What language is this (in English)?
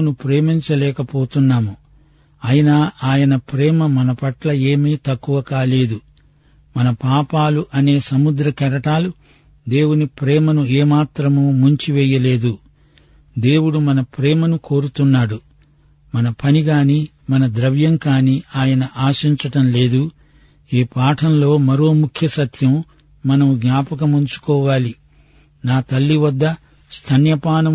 Telugu